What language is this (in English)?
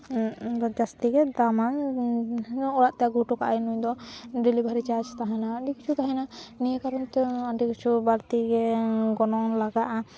Santali